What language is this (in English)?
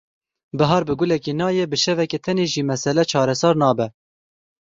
Kurdish